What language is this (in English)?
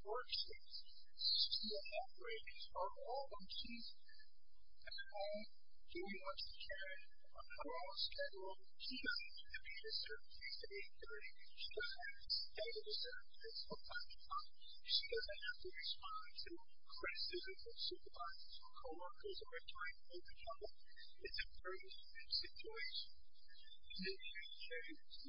English